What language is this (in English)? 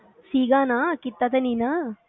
Punjabi